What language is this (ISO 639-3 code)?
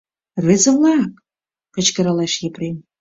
chm